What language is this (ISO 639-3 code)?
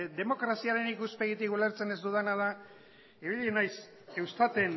eus